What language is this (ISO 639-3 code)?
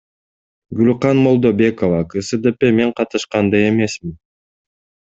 kir